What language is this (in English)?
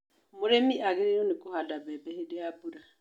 Kikuyu